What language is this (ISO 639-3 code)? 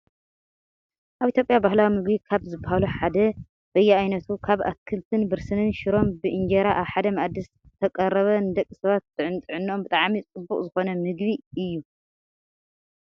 tir